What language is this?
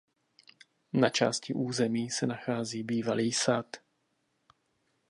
Czech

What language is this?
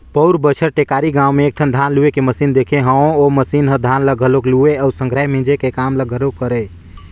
Chhattisgarhi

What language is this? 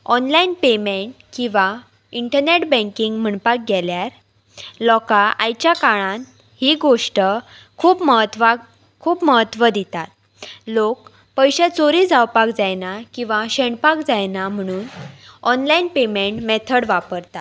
Konkani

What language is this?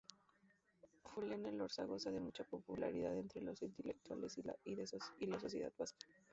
Spanish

